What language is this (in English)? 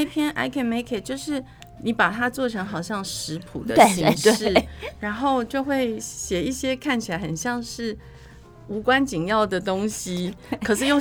Chinese